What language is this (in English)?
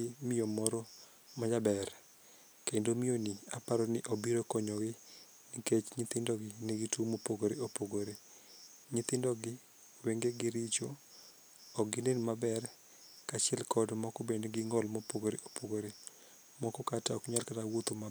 Luo (Kenya and Tanzania)